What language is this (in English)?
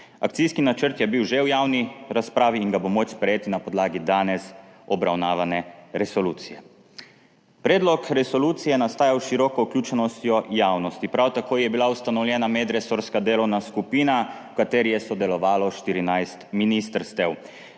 Slovenian